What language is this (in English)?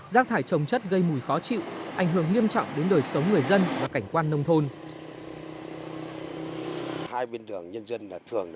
Vietnamese